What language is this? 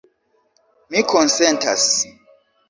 Esperanto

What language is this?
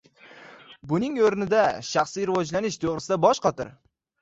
Uzbek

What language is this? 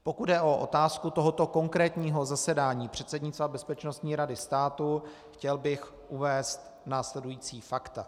Czech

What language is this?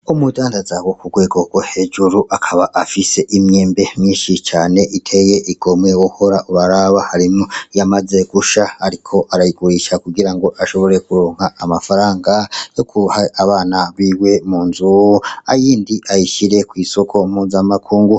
Rundi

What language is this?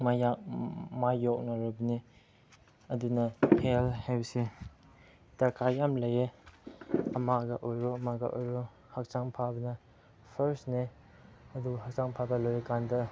Manipuri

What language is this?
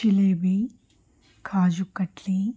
Telugu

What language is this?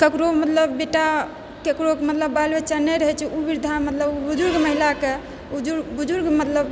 Maithili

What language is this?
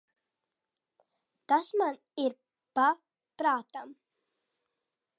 Latvian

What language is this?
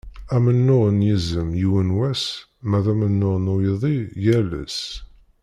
Kabyle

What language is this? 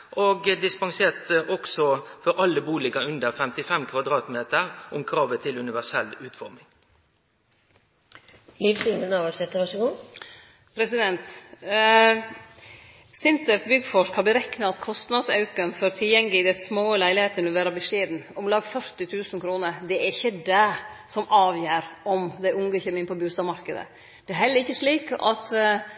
Norwegian Nynorsk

